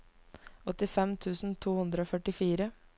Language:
Norwegian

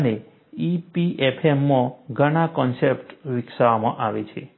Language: Gujarati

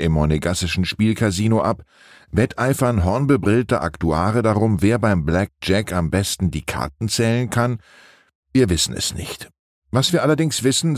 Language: German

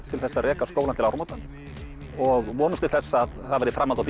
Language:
Icelandic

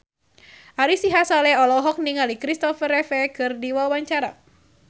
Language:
Sundanese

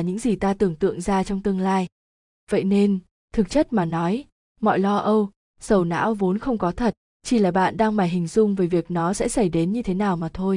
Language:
Vietnamese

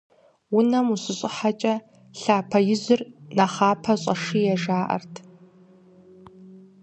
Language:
Kabardian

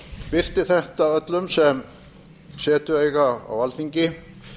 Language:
Icelandic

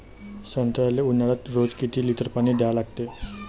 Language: Marathi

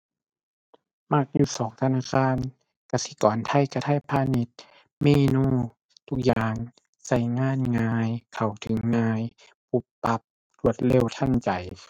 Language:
Thai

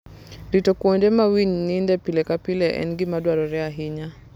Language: Luo (Kenya and Tanzania)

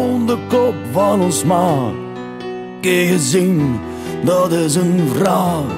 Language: Romanian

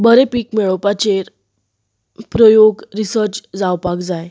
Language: Konkani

